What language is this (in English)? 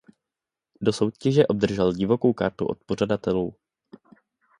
Czech